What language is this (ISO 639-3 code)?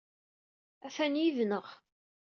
kab